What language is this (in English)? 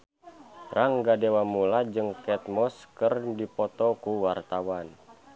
Sundanese